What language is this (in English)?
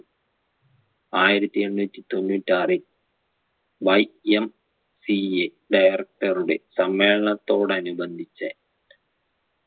Malayalam